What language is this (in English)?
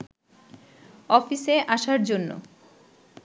Bangla